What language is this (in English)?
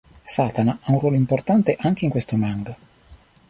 Italian